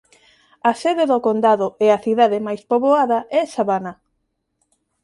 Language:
Galician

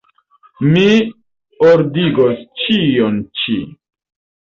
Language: Esperanto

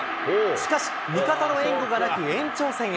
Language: Japanese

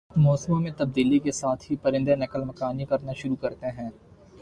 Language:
Urdu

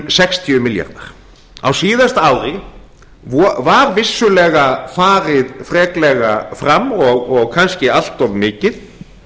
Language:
Icelandic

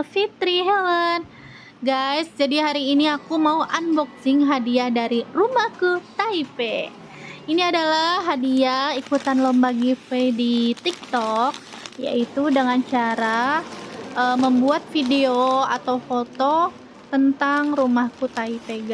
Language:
Indonesian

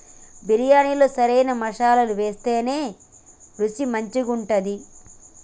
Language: Telugu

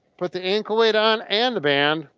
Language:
English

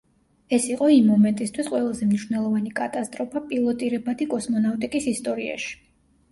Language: Georgian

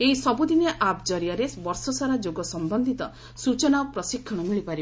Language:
Odia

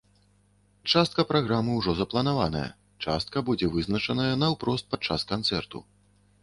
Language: Belarusian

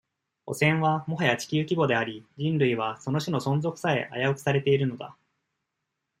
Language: Japanese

